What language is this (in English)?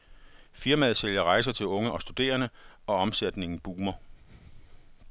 Danish